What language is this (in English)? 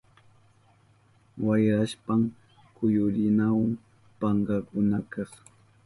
Southern Pastaza Quechua